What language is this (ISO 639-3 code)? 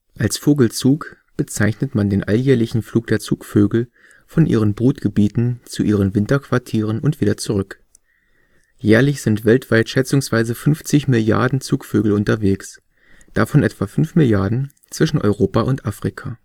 deu